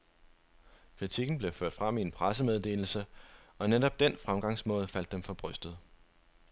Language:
Danish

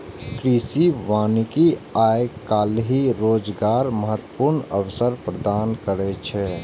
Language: Maithili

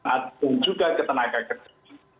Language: Indonesian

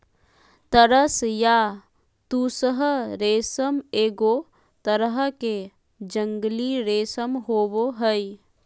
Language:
Magahi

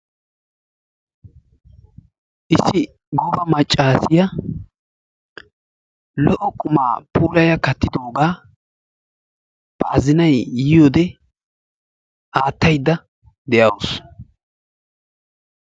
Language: Wolaytta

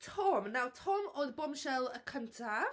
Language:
Welsh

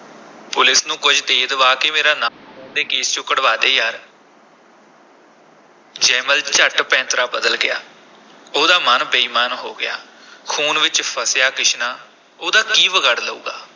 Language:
Punjabi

